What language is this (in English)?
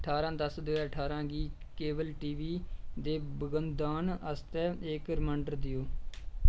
Dogri